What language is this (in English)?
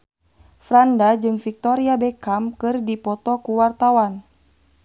Sundanese